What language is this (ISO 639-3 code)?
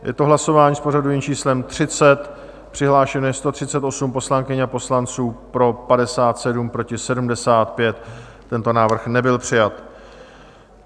ces